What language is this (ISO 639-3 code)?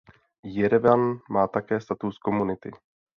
ces